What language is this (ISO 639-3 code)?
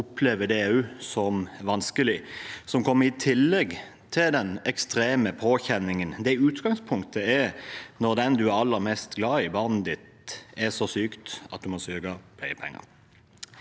nor